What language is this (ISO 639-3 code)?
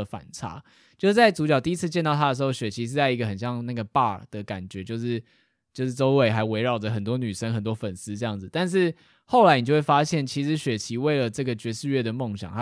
zho